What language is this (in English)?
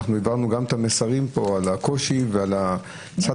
Hebrew